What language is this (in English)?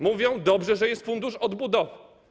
Polish